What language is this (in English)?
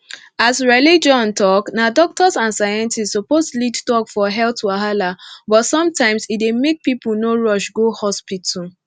Nigerian Pidgin